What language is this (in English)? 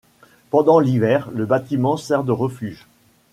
French